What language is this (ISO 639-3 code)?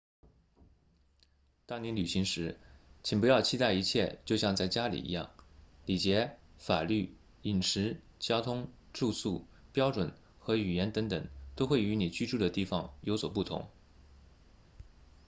zho